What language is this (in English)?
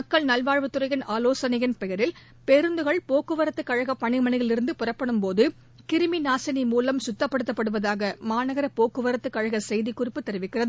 Tamil